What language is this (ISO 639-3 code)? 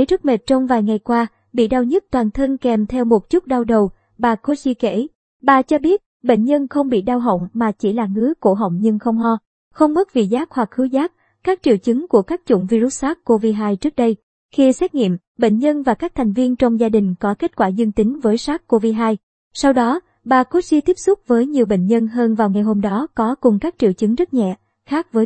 vie